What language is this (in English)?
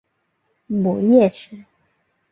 Chinese